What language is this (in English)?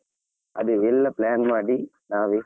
Kannada